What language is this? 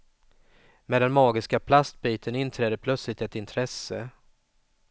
Swedish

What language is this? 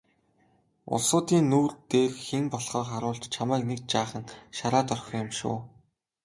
Mongolian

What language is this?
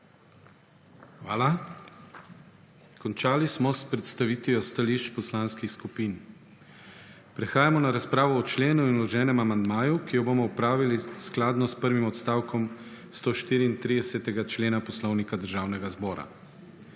Slovenian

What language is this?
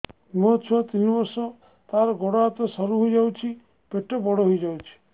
Odia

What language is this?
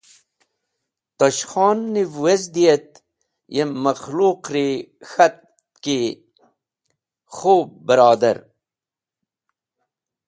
Wakhi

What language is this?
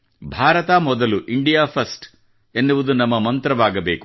Kannada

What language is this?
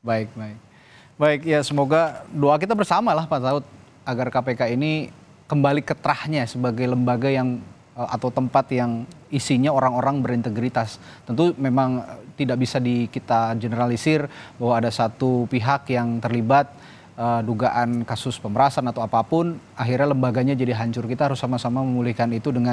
Indonesian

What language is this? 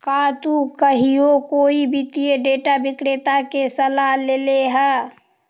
Magahi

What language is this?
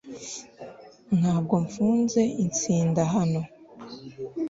Kinyarwanda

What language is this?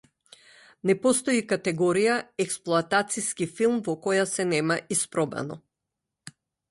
Macedonian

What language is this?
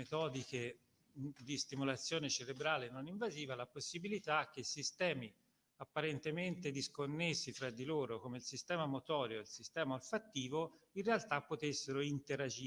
Italian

